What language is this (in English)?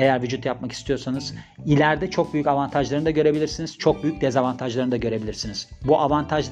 Turkish